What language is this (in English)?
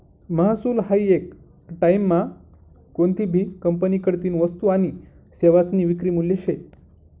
Marathi